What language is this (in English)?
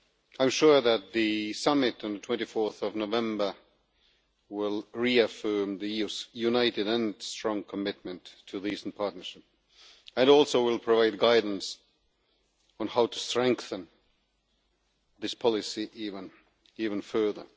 English